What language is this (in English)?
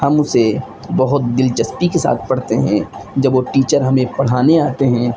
Urdu